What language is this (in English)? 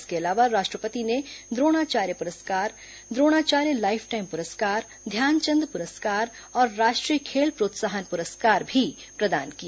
Hindi